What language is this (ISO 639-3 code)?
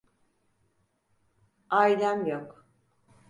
tur